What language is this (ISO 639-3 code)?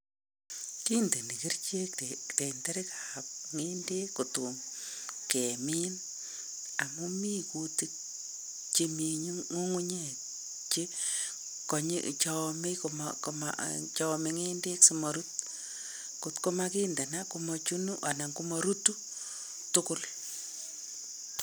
kln